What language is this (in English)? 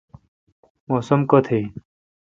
Kalkoti